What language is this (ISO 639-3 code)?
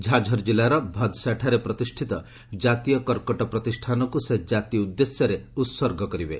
ori